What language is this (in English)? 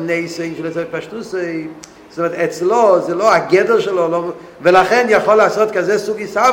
Hebrew